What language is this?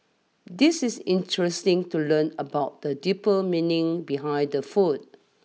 English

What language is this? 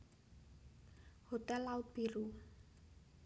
Javanese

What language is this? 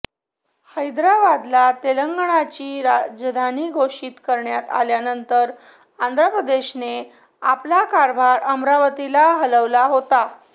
Marathi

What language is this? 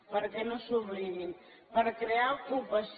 Catalan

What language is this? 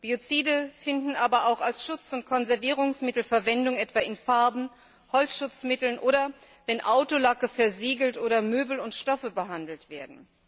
German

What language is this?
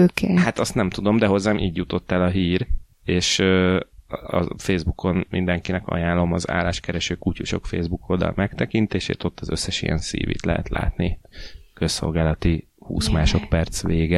Hungarian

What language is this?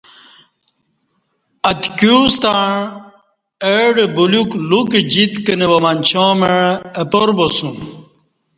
Kati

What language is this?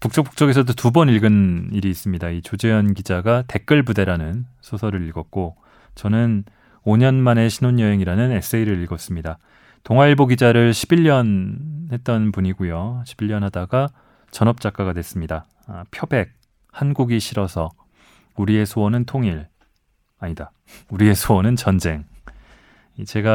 Korean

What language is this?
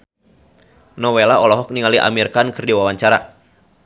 Sundanese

